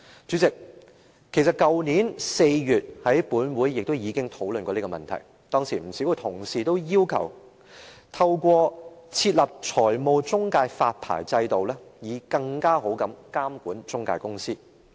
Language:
Cantonese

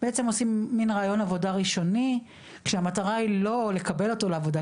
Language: Hebrew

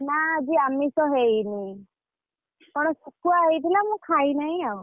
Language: Odia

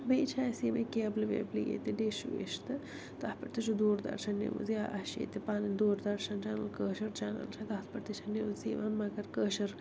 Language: Kashmiri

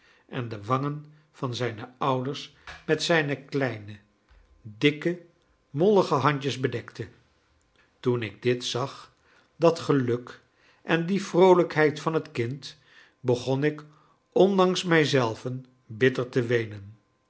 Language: Dutch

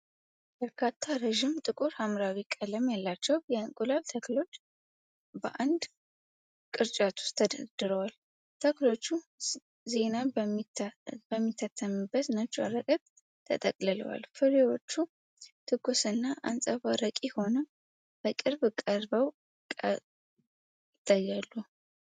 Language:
Amharic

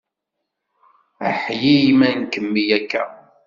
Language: Kabyle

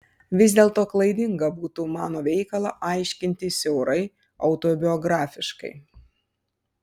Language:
Lithuanian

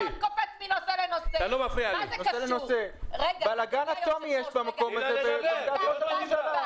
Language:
Hebrew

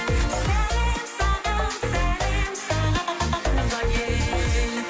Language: Kazakh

